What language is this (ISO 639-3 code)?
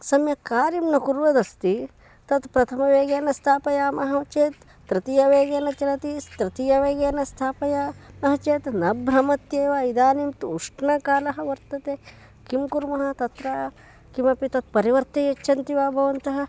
san